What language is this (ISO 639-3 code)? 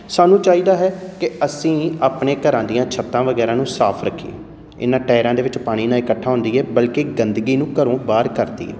pan